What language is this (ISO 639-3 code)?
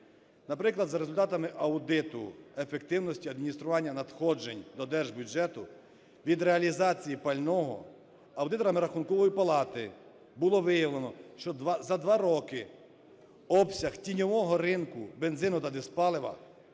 ukr